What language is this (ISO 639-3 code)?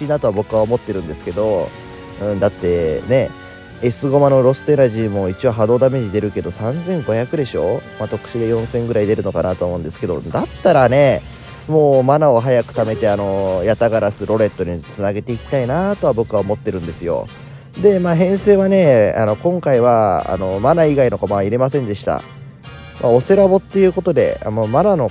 jpn